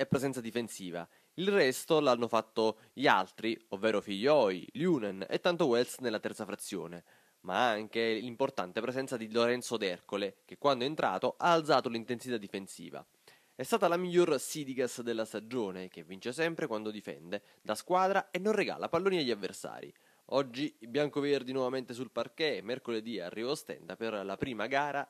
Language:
Italian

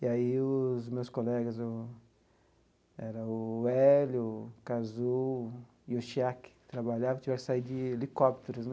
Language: Portuguese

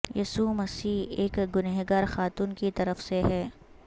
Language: Urdu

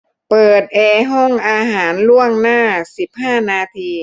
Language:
Thai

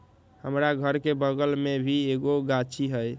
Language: Magahi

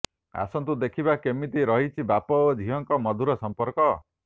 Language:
Odia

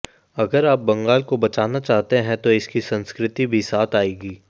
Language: Hindi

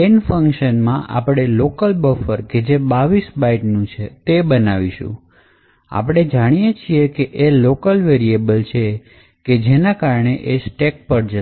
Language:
Gujarati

